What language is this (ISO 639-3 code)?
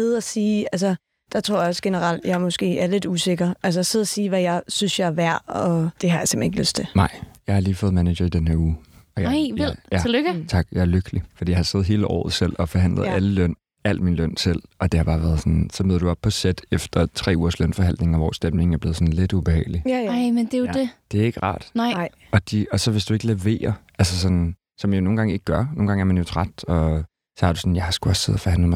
dan